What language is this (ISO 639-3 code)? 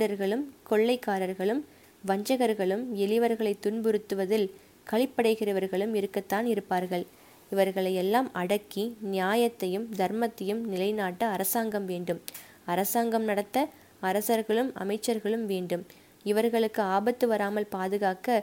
tam